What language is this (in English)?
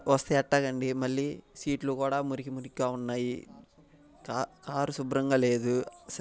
Telugu